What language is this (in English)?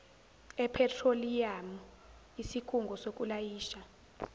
Zulu